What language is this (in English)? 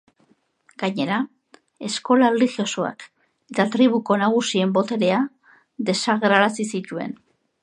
Basque